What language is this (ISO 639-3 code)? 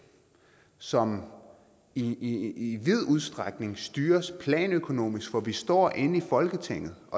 dan